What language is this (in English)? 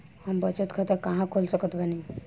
Bhojpuri